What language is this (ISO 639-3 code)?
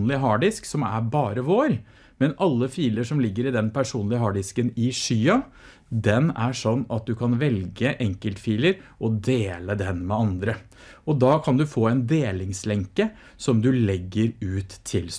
nor